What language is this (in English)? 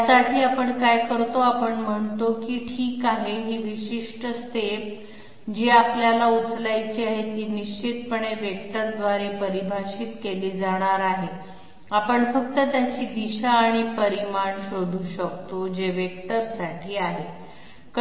Marathi